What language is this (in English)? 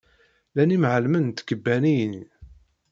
Kabyle